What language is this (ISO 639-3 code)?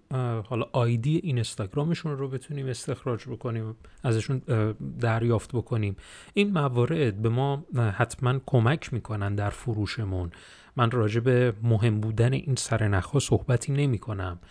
fas